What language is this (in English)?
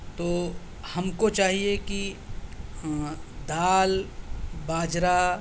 Urdu